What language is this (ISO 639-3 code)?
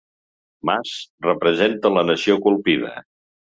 cat